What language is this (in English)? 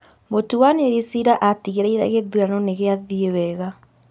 Kikuyu